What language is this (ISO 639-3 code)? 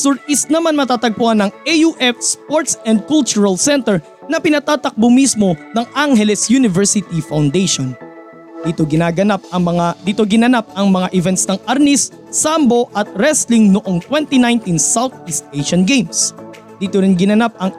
fil